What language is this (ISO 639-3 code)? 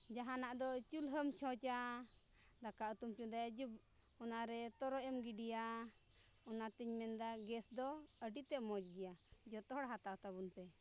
sat